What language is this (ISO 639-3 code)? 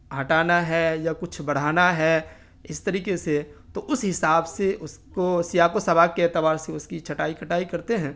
urd